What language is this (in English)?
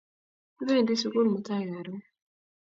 Kalenjin